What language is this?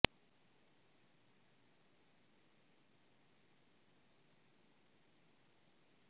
Punjabi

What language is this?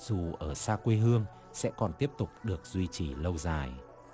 Vietnamese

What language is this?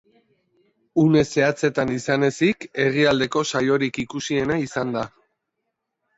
Basque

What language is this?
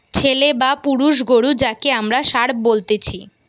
Bangla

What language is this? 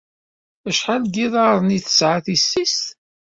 Kabyle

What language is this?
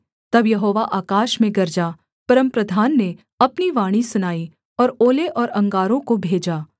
Hindi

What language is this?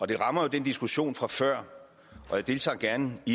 Danish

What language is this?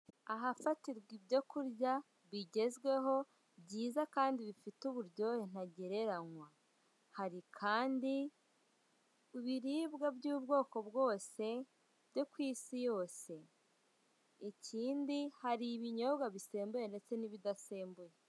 Kinyarwanda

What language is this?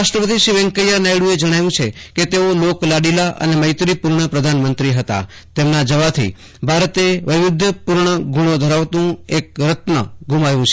Gujarati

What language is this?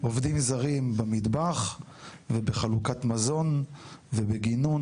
Hebrew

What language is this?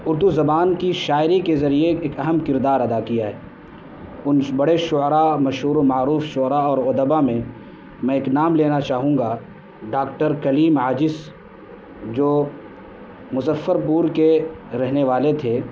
Urdu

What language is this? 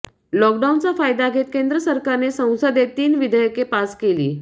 Marathi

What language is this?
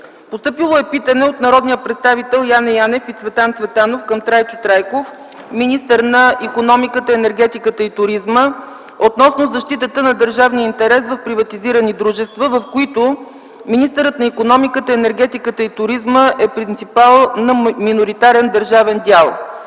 Bulgarian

